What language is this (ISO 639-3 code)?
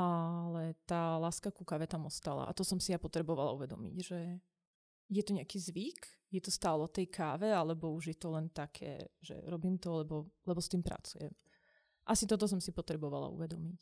slk